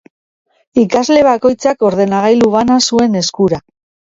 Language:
Basque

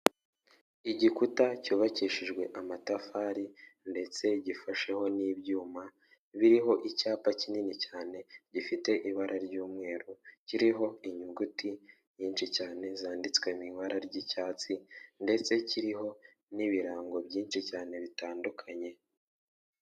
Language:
Kinyarwanda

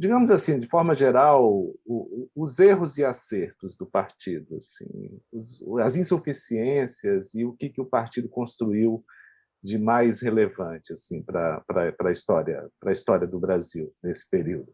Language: Portuguese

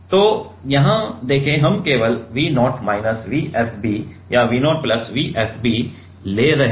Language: Hindi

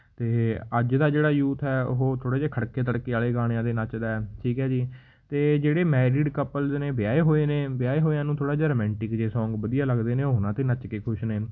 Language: Punjabi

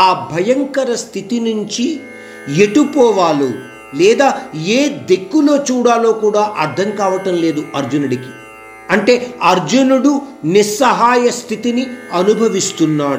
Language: Hindi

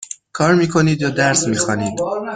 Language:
Persian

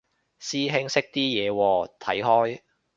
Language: Cantonese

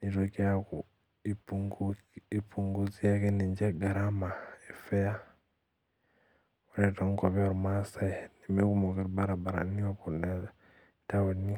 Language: Masai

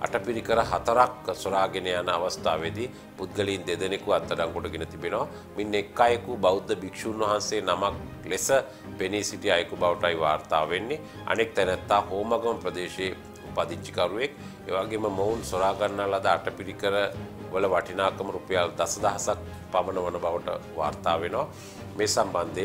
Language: Hindi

